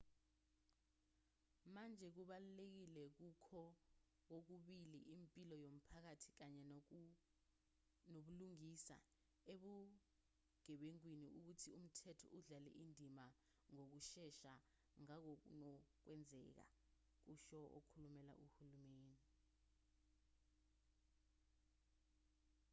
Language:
Zulu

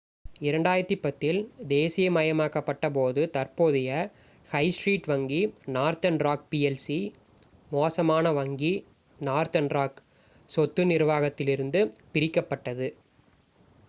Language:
Tamil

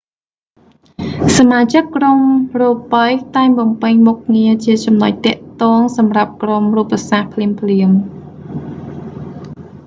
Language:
Khmer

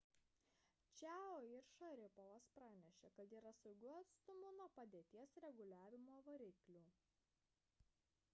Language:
Lithuanian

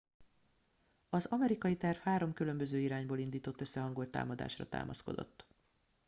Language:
Hungarian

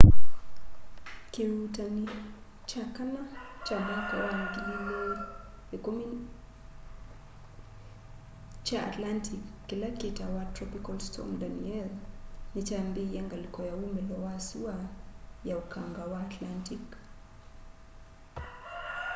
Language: Kamba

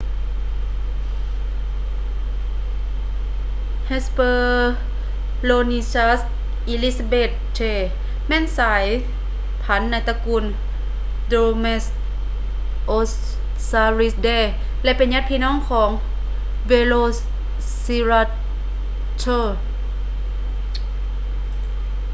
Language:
Lao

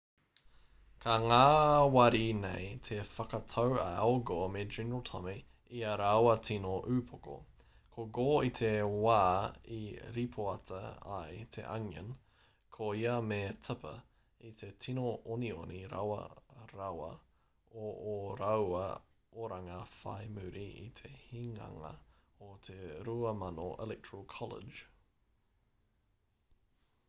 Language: Māori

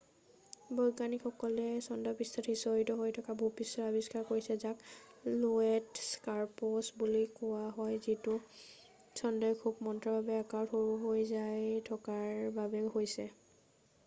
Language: Assamese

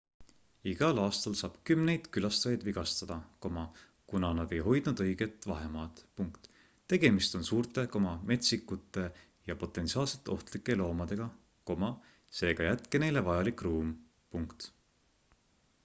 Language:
Estonian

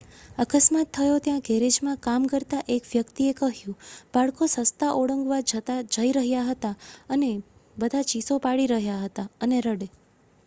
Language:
Gujarati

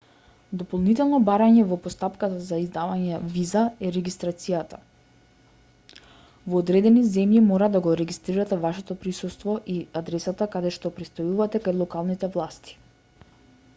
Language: Macedonian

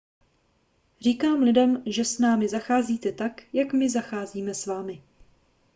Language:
Czech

